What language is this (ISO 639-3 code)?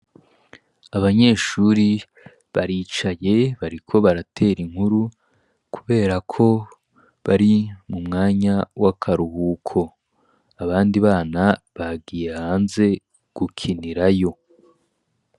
run